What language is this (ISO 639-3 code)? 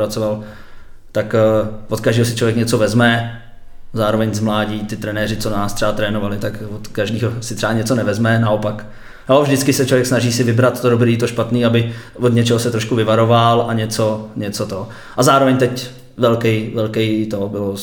ces